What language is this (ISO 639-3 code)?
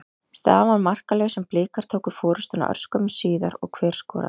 isl